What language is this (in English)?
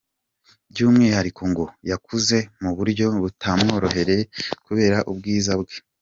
Kinyarwanda